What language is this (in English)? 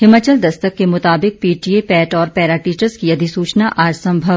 Hindi